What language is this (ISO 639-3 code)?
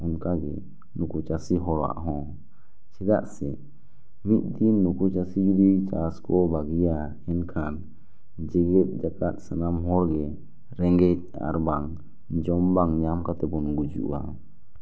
sat